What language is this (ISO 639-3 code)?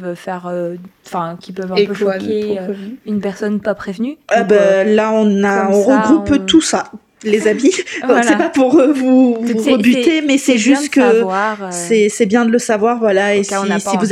fra